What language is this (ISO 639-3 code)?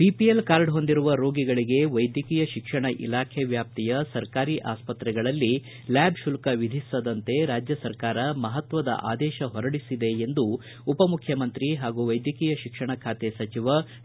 kan